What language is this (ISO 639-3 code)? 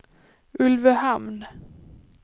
swe